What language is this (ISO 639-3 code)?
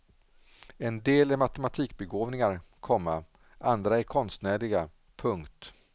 swe